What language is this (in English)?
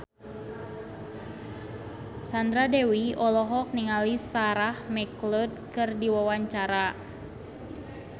Sundanese